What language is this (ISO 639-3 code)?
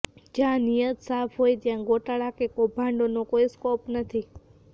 guj